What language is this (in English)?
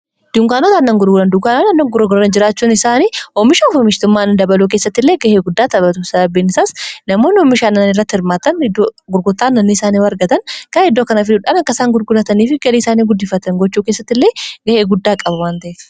Oromo